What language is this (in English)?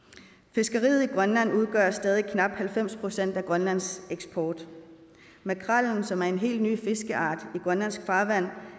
Danish